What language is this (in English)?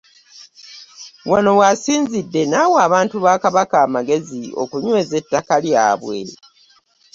Ganda